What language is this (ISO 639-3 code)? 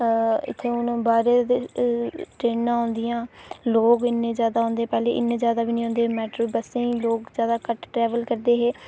doi